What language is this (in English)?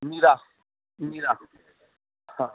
Sindhi